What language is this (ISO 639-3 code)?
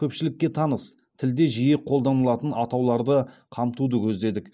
kaz